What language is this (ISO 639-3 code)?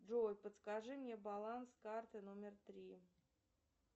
rus